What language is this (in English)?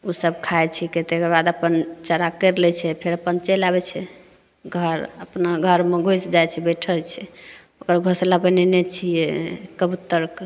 Maithili